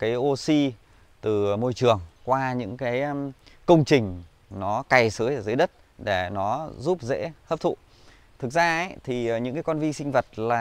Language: Vietnamese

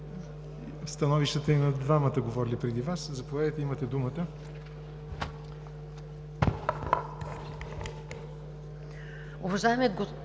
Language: Bulgarian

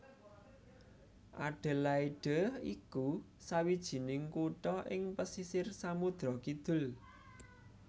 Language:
Javanese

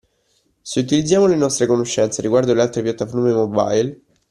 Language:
Italian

